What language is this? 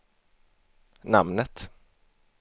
Swedish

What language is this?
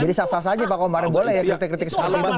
Indonesian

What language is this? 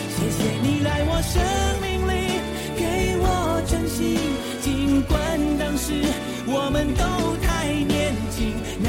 Chinese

